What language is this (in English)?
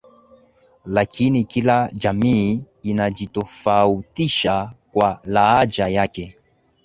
Swahili